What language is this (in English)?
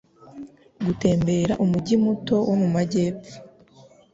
Kinyarwanda